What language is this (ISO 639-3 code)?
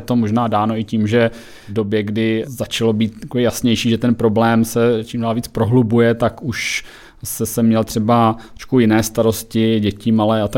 ces